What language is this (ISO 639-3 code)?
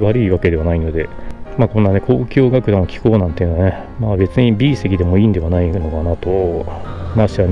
jpn